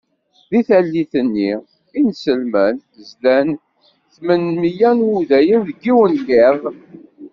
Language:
Kabyle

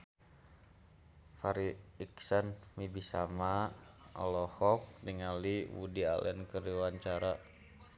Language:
Sundanese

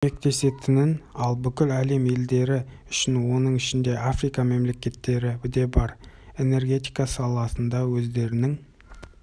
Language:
Kazakh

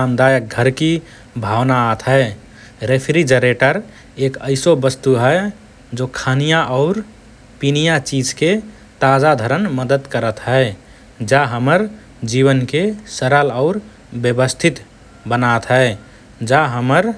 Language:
Rana Tharu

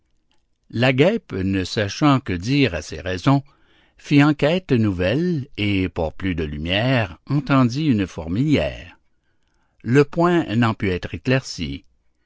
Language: French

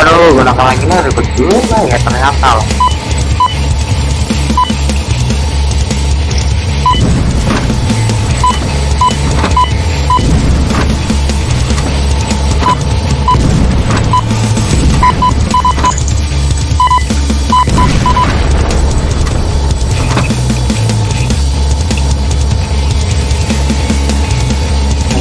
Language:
Indonesian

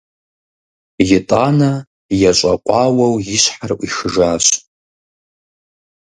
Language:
Kabardian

